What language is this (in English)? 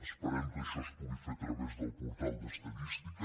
Catalan